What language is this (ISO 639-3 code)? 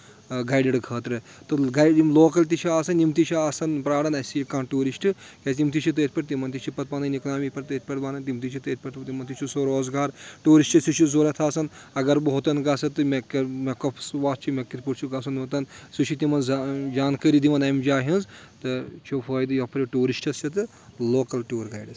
kas